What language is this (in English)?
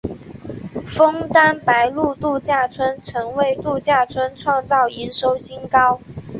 Chinese